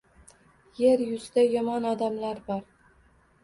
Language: Uzbek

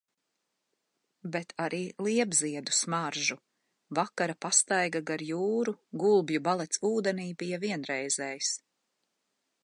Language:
Latvian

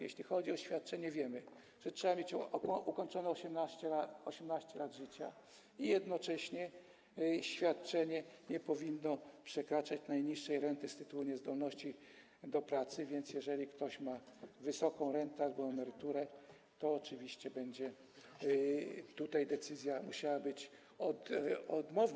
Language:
Polish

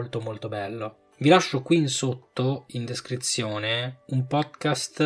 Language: Italian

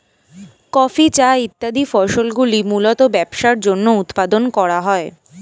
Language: Bangla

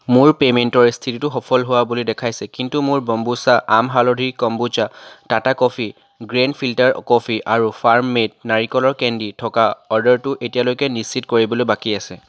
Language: Assamese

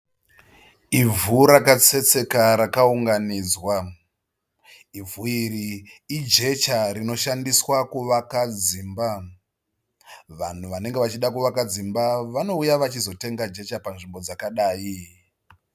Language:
Shona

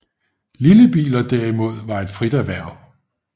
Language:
Danish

